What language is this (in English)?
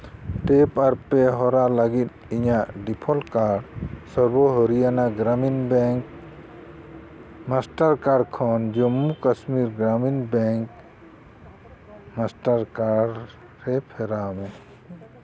Santali